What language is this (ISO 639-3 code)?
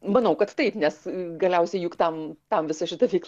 lit